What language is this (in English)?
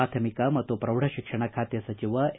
Kannada